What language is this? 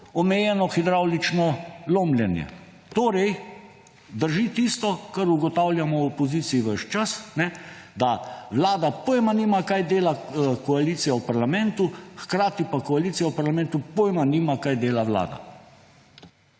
Slovenian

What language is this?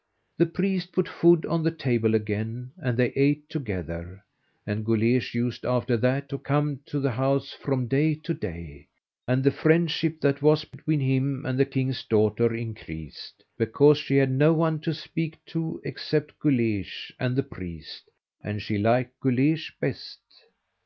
English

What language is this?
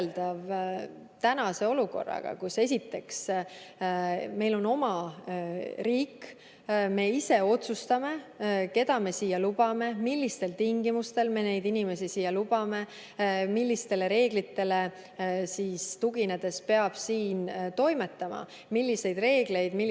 Estonian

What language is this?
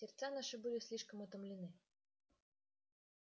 Russian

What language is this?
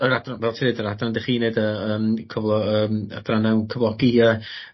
Welsh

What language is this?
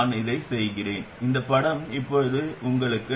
Tamil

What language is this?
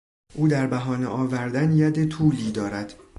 Persian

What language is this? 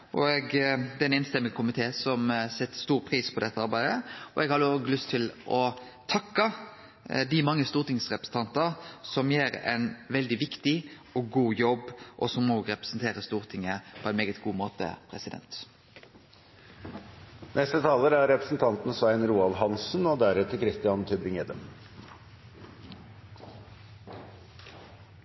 Norwegian Nynorsk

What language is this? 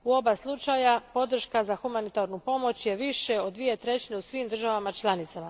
Croatian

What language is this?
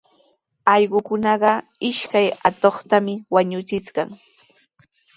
Sihuas Ancash Quechua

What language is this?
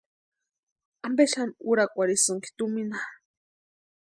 Western Highland Purepecha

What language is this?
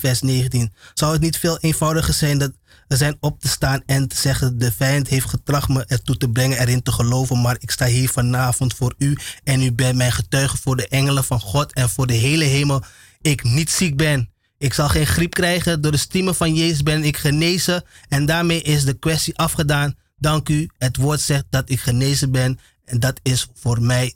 Dutch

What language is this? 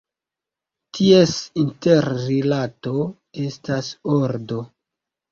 Esperanto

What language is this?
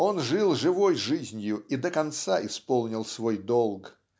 Russian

